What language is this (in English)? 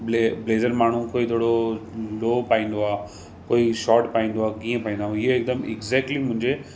Sindhi